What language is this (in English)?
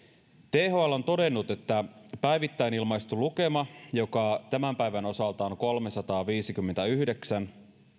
Finnish